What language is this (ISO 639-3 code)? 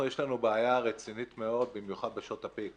heb